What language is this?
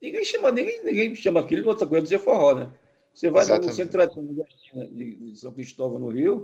Portuguese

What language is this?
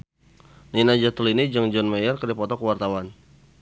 Sundanese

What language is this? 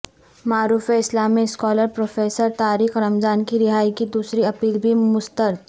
Urdu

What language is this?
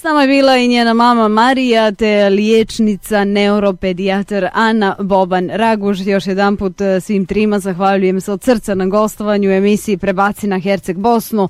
Croatian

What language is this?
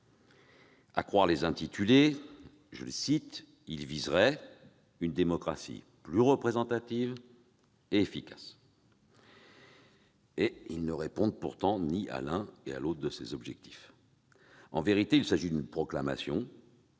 French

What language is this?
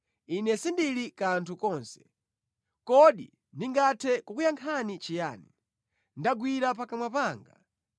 Nyanja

